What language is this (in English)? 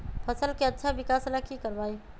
Magahi